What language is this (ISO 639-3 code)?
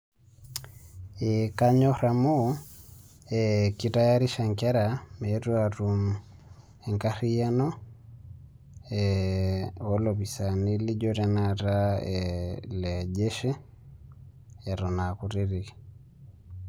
mas